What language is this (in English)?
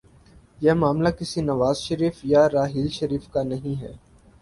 Urdu